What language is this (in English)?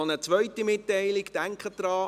Swiss German